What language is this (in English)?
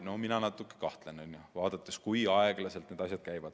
Estonian